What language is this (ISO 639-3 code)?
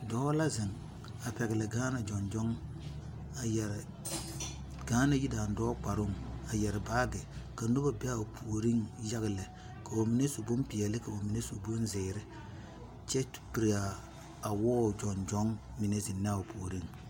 dga